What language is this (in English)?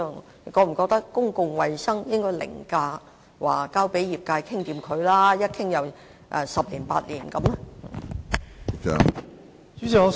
Cantonese